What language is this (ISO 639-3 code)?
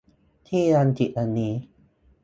tha